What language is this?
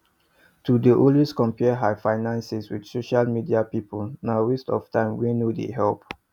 Nigerian Pidgin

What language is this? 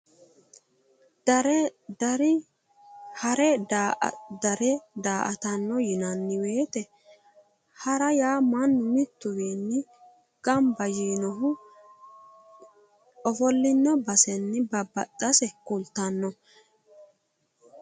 Sidamo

